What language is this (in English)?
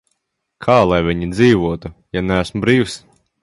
Latvian